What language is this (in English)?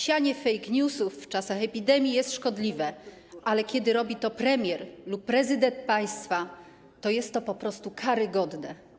Polish